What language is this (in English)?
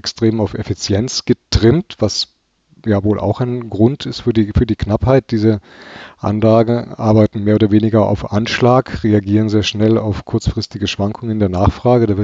German